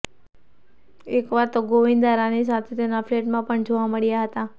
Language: Gujarati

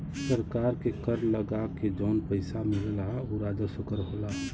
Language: Bhojpuri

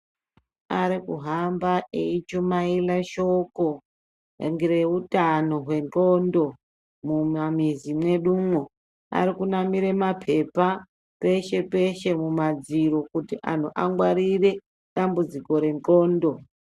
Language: Ndau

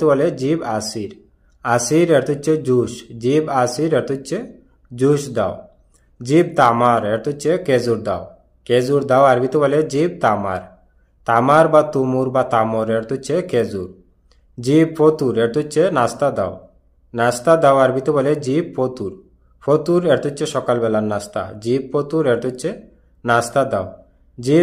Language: Bangla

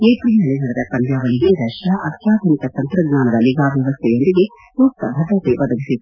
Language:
Kannada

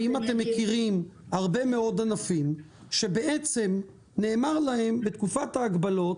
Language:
Hebrew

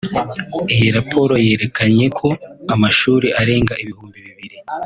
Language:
Kinyarwanda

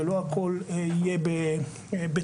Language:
Hebrew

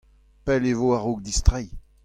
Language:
Breton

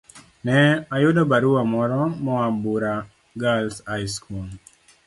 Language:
Luo (Kenya and Tanzania)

